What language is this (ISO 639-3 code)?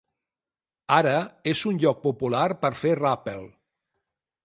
cat